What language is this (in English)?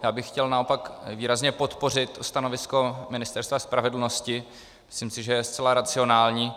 Czech